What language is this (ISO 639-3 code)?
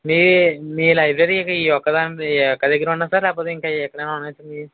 tel